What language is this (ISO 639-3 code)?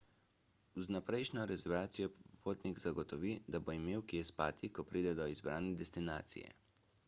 slv